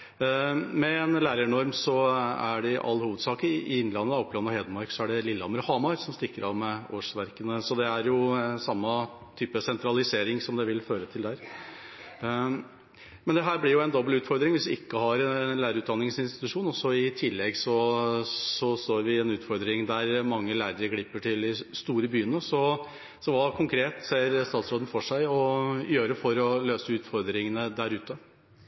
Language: Norwegian Bokmål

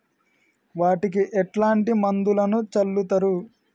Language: Telugu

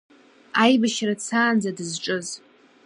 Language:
Abkhazian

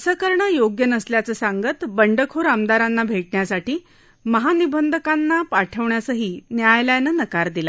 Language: Marathi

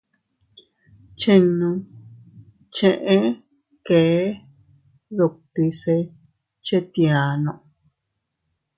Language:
Teutila Cuicatec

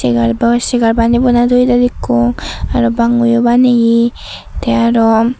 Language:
Chakma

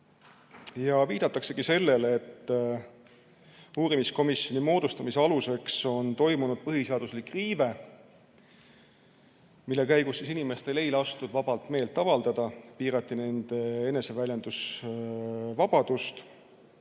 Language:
Estonian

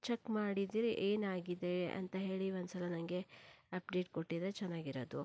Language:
Kannada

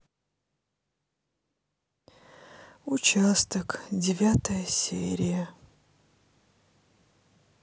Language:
Russian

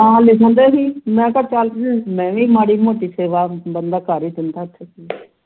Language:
Punjabi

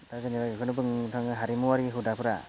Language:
Bodo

